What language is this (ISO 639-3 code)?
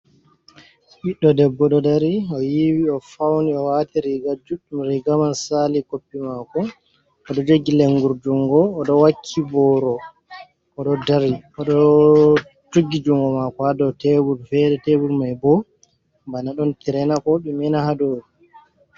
ful